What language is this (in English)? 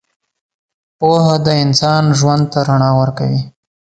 Pashto